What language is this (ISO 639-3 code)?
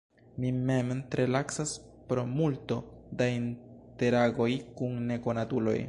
epo